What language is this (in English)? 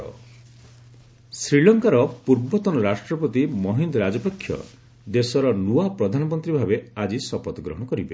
Odia